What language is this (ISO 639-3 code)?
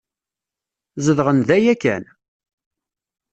kab